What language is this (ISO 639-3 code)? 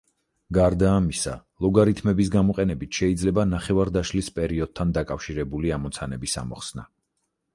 kat